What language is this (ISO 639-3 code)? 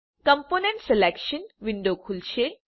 guj